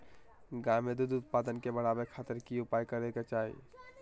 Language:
Magahi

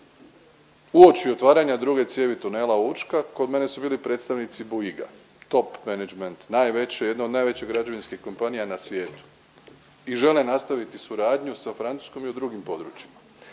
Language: Croatian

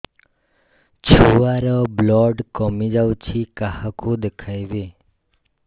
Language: Odia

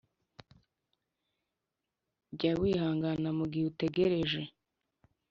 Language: Kinyarwanda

